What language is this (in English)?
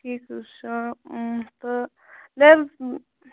Kashmiri